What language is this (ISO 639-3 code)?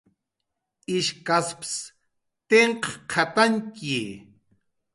jqr